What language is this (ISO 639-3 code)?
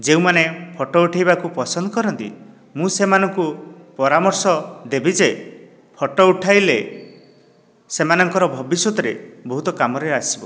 ori